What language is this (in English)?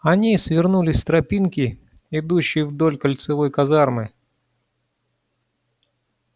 Russian